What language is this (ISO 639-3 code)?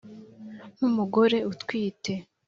kin